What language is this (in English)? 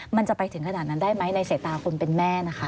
Thai